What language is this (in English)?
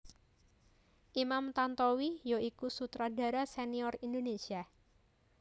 Javanese